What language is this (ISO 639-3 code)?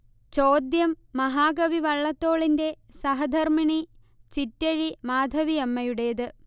mal